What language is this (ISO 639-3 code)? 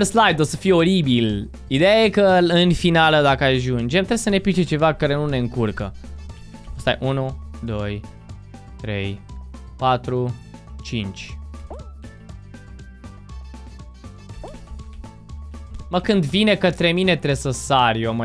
ron